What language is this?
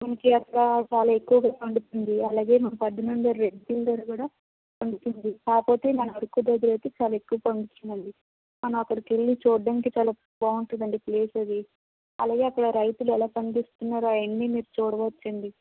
Telugu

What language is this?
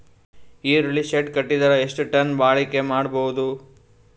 Kannada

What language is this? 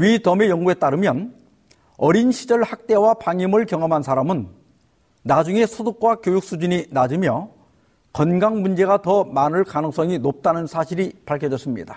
Korean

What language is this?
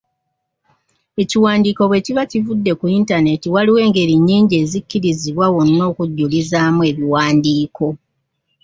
Ganda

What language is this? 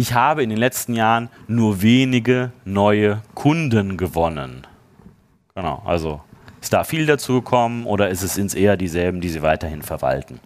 German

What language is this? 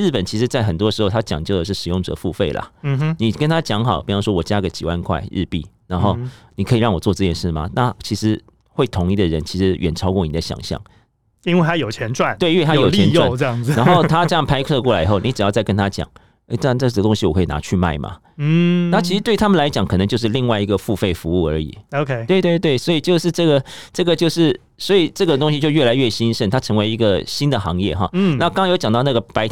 Chinese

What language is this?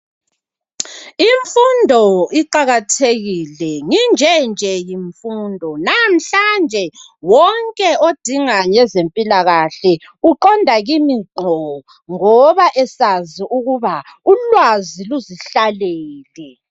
North Ndebele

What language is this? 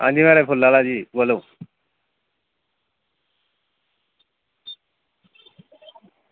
Dogri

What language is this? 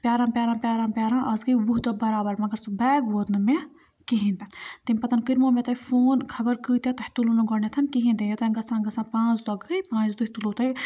Kashmiri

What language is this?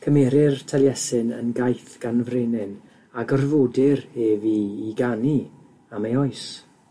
Welsh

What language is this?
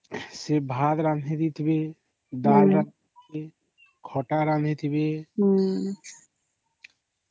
Odia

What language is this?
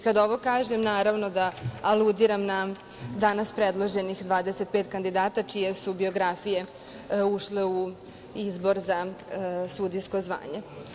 Serbian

